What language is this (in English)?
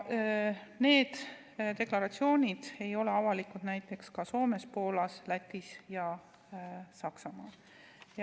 Estonian